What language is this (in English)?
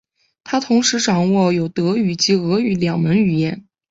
Chinese